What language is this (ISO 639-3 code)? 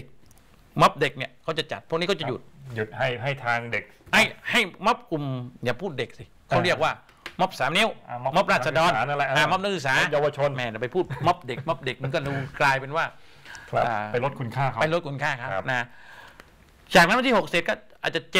tha